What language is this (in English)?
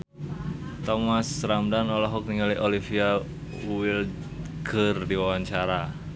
Sundanese